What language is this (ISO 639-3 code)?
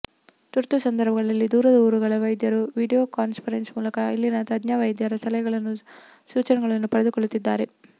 kan